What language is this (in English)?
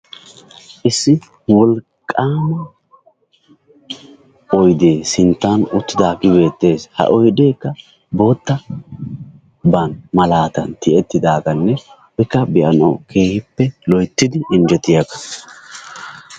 Wolaytta